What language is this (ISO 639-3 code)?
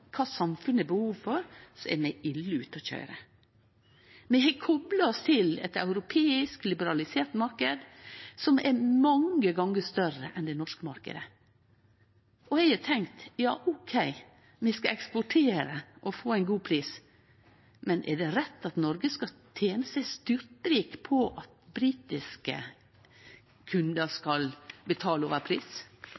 nno